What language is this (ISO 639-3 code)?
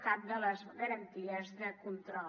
cat